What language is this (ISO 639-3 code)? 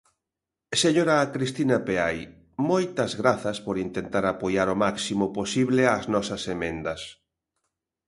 glg